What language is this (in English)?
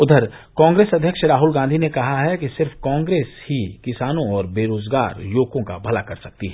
Hindi